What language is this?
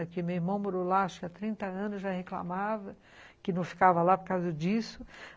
Portuguese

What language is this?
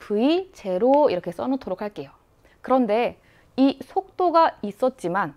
Korean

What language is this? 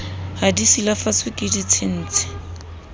Southern Sotho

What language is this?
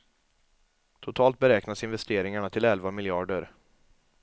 Swedish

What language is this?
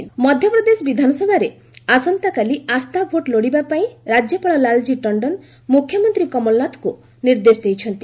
Odia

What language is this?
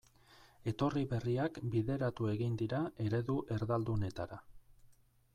Basque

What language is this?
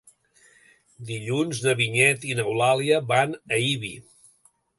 Catalan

